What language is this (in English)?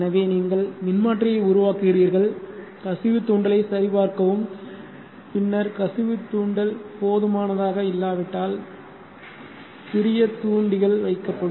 Tamil